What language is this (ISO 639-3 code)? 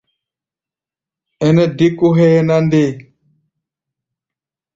gba